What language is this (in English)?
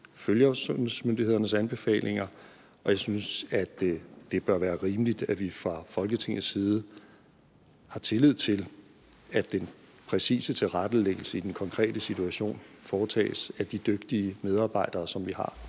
Danish